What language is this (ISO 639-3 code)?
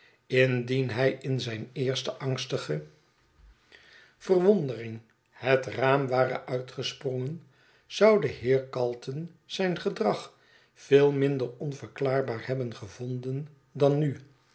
nld